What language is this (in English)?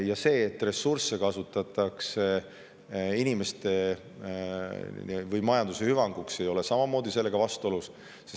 Estonian